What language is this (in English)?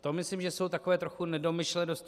Czech